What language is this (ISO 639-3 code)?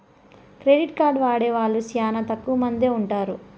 tel